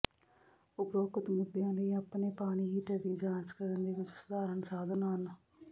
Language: Punjabi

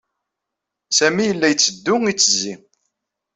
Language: Kabyle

